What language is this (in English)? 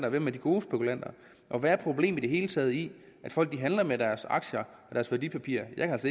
Danish